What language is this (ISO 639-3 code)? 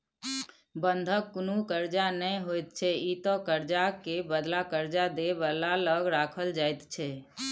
mai